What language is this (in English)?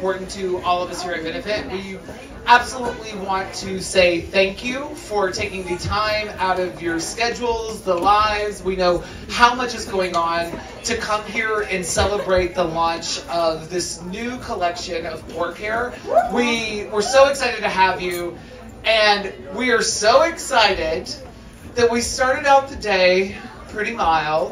Korean